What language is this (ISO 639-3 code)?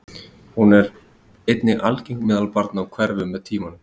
isl